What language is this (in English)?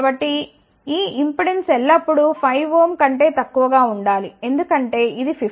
Telugu